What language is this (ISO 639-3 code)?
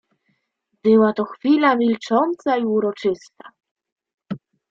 pol